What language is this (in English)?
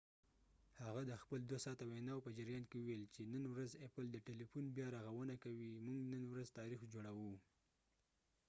Pashto